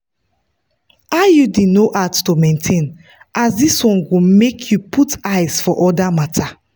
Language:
Nigerian Pidgin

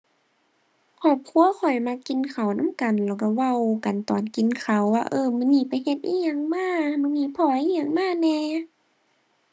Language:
Thai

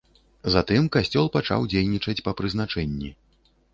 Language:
Belarusian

